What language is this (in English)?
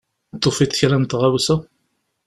Kabyle